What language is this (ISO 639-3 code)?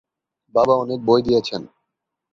ben